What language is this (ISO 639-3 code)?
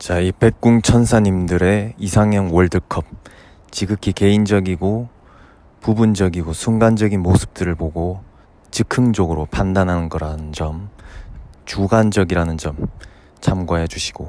kor